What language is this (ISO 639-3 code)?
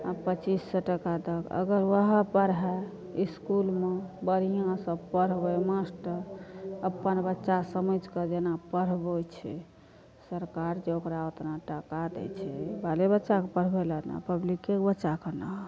mai